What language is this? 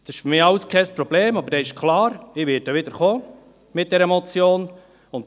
Swiss German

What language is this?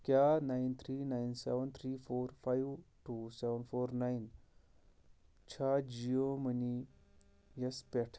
Kashmiri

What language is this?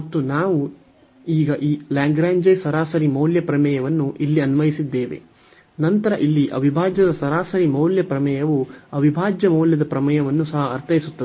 Kannada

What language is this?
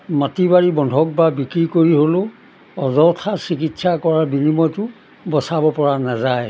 Assamese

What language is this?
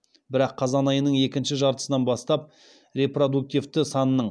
Kazakh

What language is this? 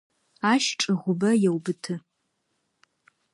Adyghe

